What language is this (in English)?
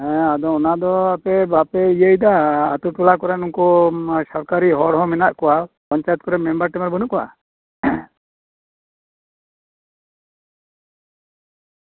Santali